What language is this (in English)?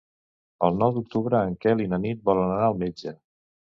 Catalan